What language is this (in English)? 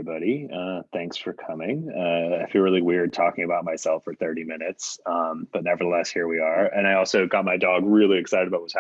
English